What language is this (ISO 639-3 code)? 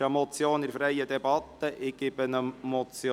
gsw